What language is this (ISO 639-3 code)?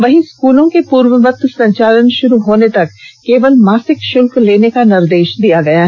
hin